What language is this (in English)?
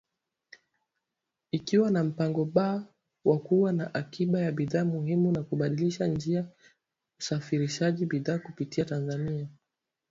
Swahili